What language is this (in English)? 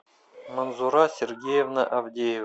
Russian